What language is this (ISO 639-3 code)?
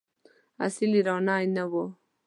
pus